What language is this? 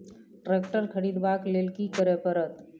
Maithili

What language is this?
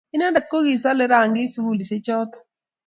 Kalenjin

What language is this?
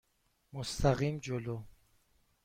Persian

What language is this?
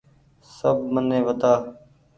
Goaria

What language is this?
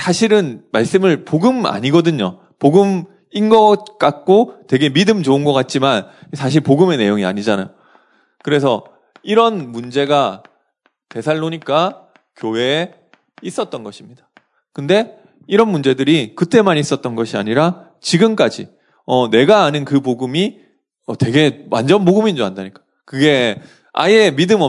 Korean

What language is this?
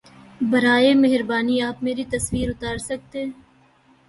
Urdu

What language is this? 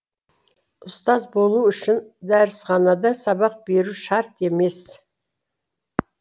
Kazakh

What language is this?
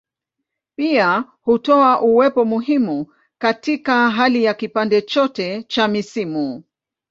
Swahili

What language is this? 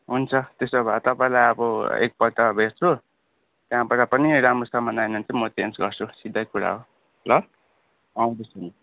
Nepali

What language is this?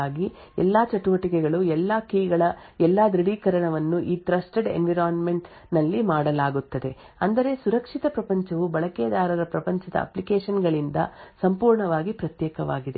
Kannada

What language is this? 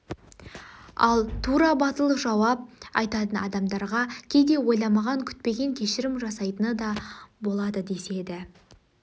Kazakh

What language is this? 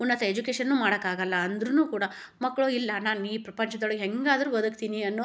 Kannada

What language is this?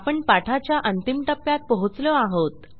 Marathi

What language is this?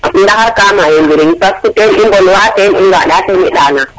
Serer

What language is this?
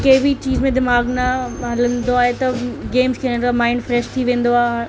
Sindhi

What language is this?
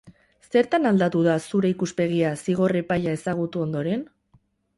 Basque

